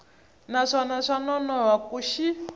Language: Tsonga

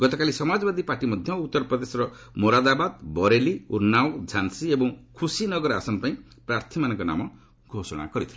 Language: Odia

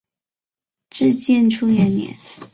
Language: Chinese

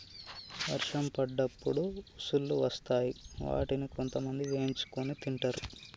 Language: Telugu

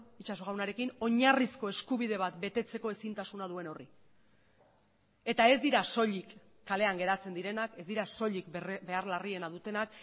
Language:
Basque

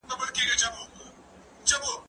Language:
Pashto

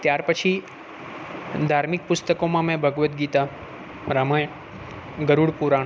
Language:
Gujarati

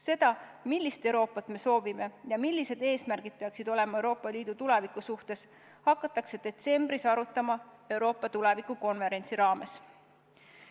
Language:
Estonian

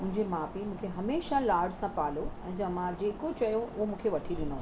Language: Sindhi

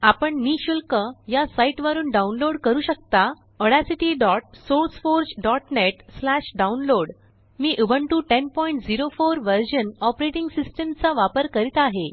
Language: Marathi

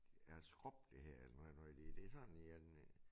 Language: Danish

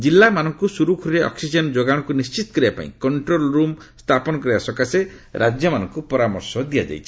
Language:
Odia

